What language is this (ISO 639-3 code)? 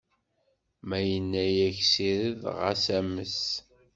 kab